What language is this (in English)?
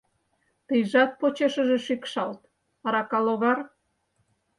Mari